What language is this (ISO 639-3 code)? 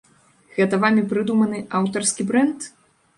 bel